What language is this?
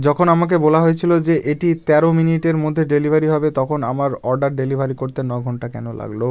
Bangla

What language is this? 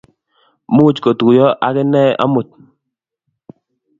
Kalenjin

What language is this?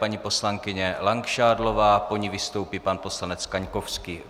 Czech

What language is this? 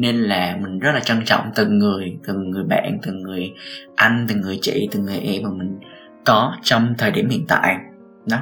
Vietnamese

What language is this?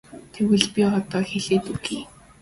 Mongolian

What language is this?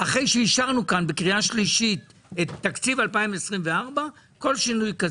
Hebrew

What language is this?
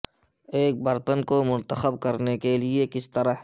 Urdu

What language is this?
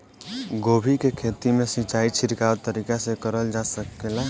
Bhojpuri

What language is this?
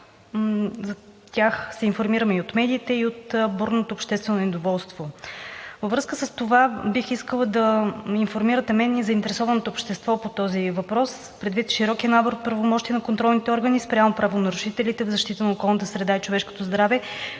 Bulgarian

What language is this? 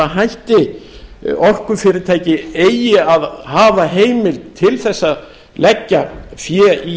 Icelandic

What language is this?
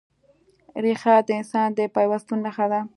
Pashto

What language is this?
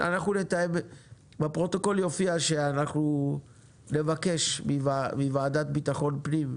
Hebrew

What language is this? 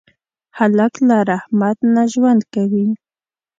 Pashto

